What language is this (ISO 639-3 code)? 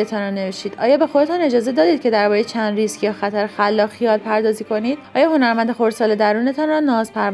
fas